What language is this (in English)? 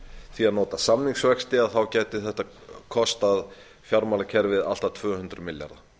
Icelandic